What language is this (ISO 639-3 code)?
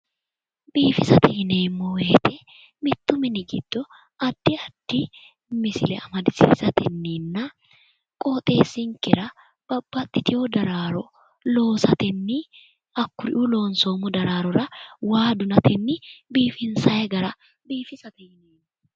sid